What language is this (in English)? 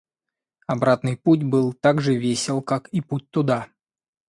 Russian